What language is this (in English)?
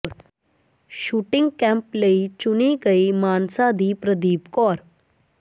Punjabi